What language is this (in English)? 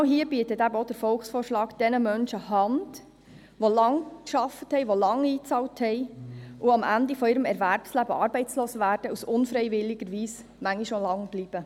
Swiss German